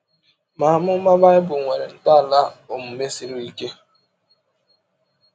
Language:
Igbo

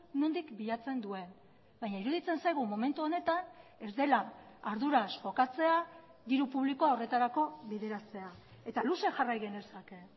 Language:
Basque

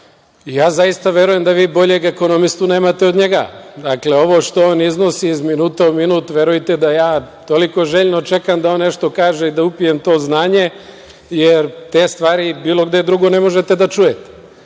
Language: Serbian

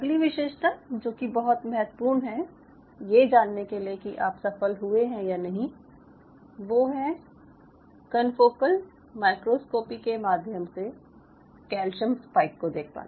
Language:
Hindi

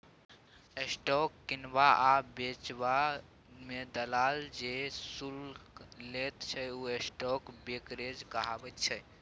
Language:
Maithili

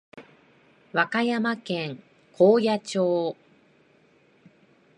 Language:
Japanese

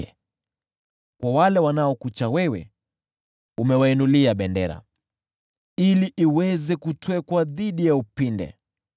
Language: Swahili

